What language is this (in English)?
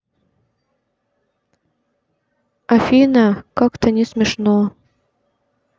Russian